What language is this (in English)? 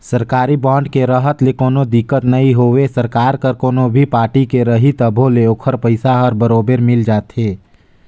Chhattisgarhi